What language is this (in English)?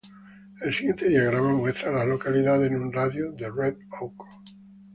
Spanish